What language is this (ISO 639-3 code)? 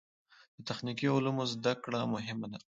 pus